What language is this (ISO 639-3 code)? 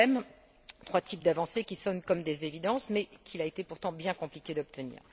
fra